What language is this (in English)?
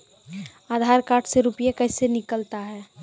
Maithili